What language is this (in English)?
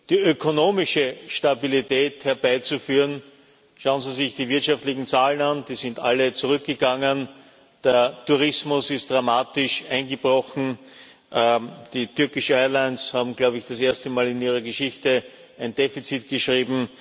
German